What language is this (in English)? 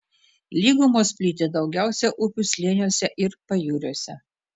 Lithuanian